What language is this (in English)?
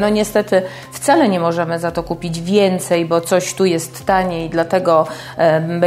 Polish